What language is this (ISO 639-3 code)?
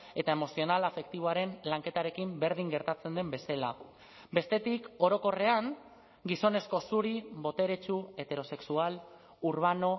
eus